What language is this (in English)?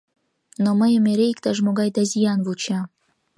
Mari